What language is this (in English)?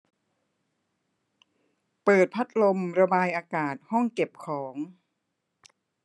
Thai